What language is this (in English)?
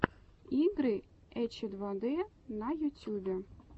Russian